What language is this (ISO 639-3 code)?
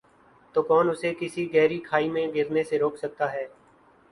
urd